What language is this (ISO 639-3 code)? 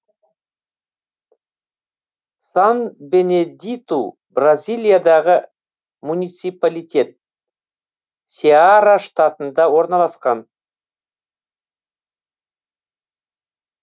kaz